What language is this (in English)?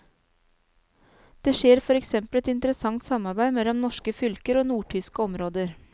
Norwegian